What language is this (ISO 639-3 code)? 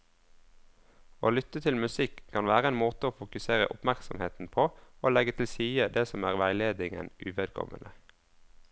nor